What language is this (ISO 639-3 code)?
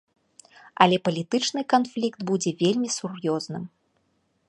bel